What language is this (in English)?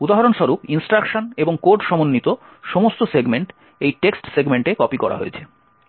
Bangla